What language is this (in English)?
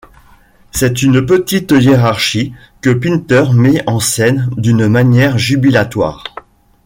French